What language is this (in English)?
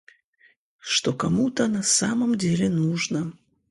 Russian